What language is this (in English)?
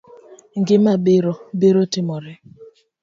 Luo (Kenya and Tanzania)